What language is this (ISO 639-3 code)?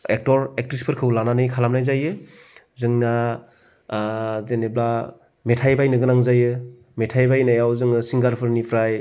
brx